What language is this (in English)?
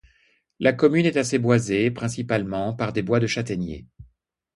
French